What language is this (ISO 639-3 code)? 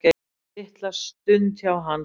isl